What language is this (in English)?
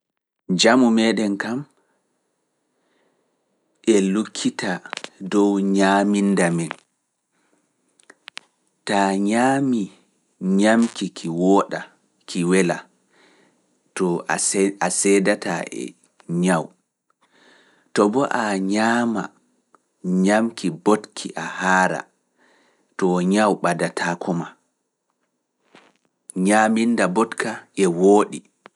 Fula